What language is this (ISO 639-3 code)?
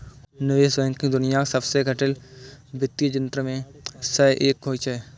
mai